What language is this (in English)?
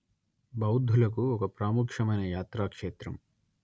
Telugu